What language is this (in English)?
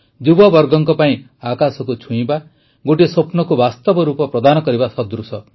Odia